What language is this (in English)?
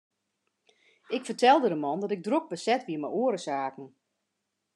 Western Frisian